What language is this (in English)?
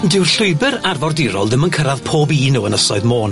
Welsh